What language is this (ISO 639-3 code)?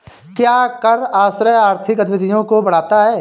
hin